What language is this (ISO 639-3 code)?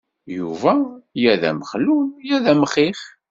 kab